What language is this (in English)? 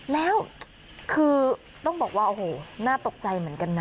Thai